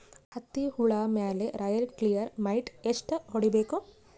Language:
Kannada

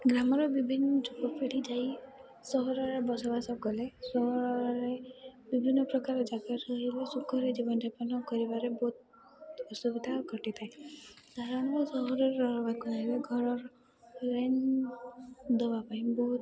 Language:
Odia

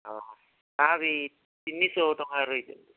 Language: Odia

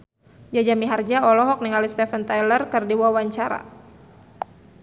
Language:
Sundanese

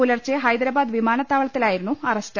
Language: Malayalam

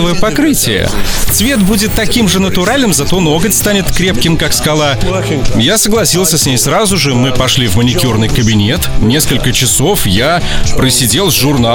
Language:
Russian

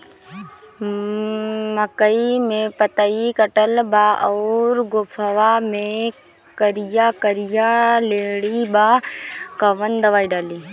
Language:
Bhojpuri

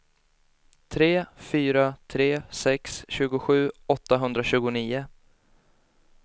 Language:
Swedish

